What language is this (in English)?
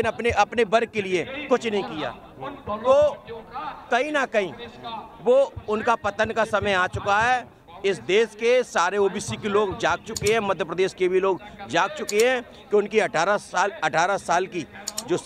Hindi